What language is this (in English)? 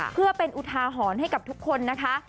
Thai